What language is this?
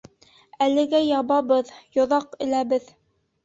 Bashkir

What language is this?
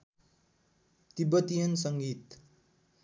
Nepali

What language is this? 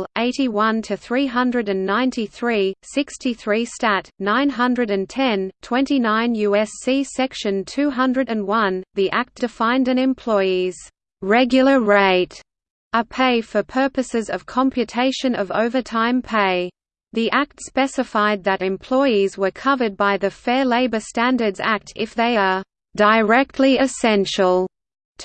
English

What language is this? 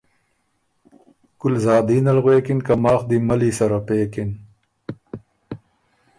Ormuri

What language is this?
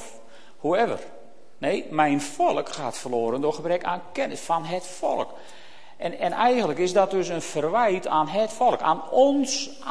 Dutch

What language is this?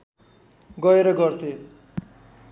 Nepali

